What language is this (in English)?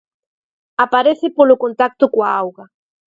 Galician